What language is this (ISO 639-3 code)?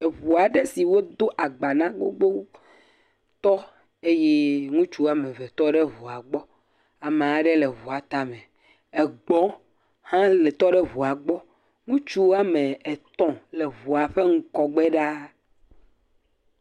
ewe